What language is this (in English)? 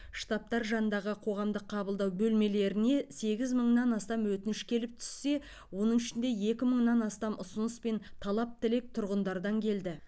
Kazakh